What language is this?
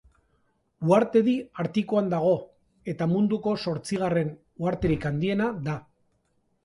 Basque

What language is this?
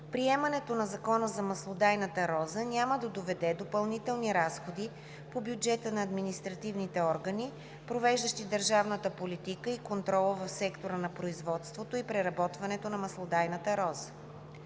Bulgarian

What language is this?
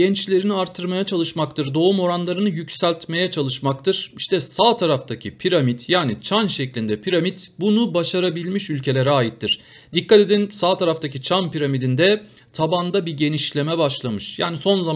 Turkish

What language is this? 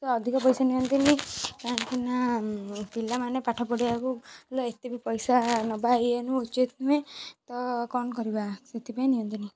Odia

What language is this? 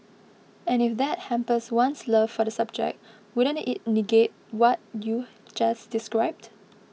English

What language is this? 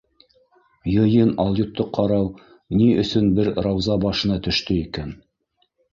Bashkir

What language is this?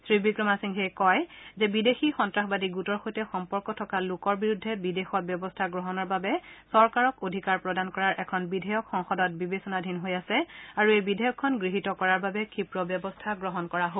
Assamese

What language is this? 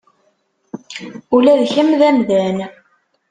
Kabyle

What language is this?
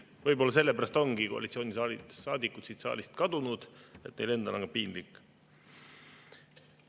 Estonian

